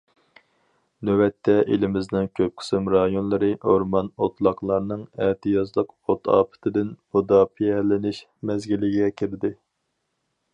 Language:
Uyghur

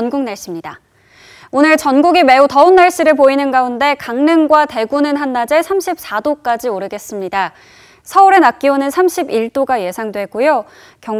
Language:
Korean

